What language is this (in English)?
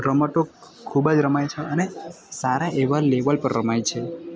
Gujarati